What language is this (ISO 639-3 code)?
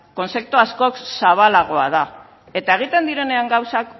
eus